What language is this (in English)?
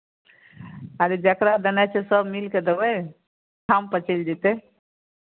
Maithili